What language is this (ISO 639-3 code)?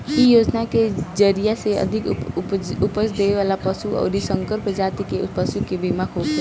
bho